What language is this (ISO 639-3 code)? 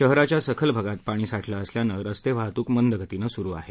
mar